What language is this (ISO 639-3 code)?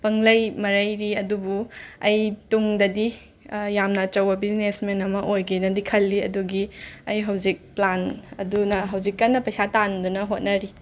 mni